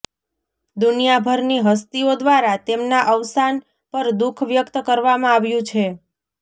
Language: Gujarati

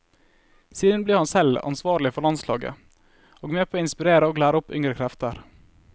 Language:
Norwegian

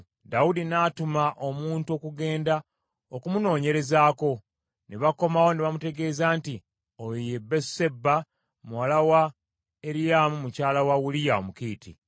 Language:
Ganda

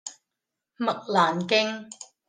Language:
Cantonese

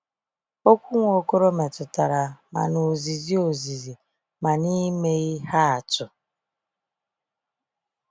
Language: Igbo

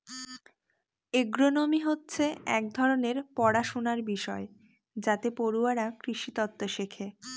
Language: Bangla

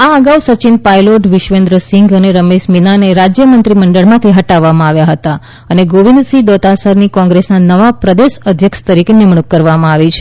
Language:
Gujarati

